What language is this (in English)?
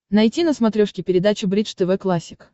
Russian